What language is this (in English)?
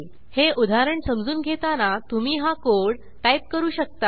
Marathi